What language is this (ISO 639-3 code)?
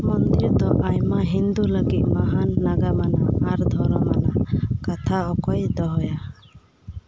sat